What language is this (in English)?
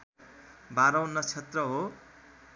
Nepali